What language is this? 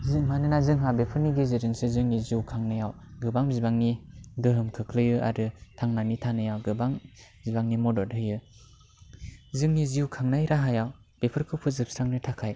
Bodo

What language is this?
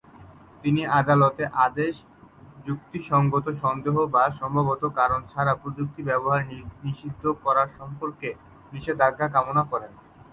Bangla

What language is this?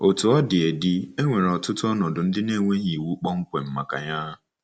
Igbo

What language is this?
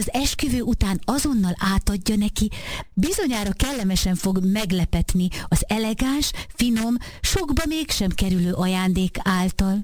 Hungarian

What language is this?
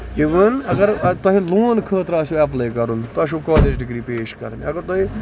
Kashmiri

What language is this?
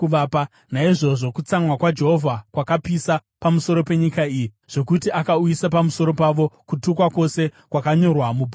Shona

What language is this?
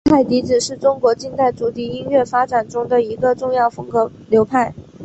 Chinese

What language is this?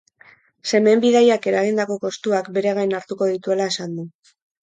Basque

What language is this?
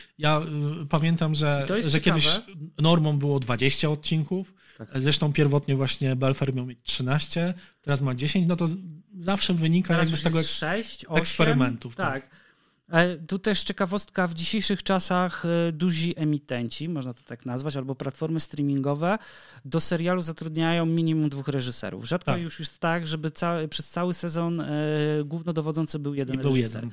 Polish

